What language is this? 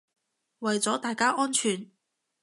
Cantonese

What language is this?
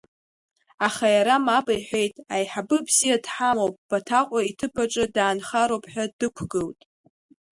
Abkhazian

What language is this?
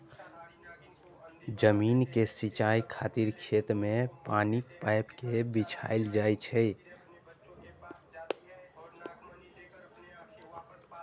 Maithili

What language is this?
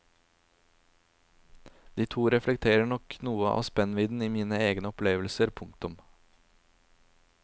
Norwegian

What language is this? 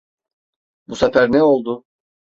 Turkish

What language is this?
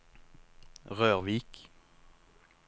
Norwegian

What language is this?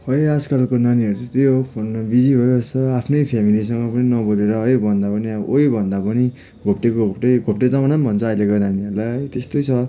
Nepali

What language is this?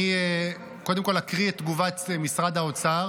Hebrew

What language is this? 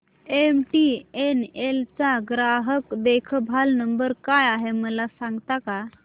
Marathi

